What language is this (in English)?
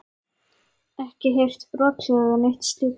Icelandic